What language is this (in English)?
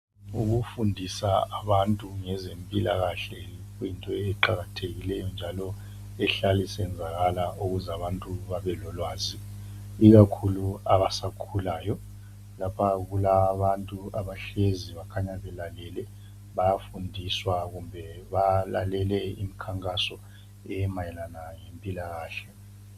North Ndebele